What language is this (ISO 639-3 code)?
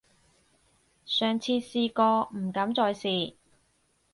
yue